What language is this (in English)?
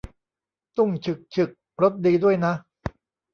Thai